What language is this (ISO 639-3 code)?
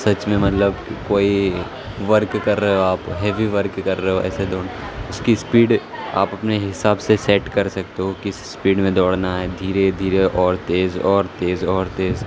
urd